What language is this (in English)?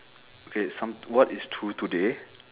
English